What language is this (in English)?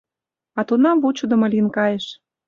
Mari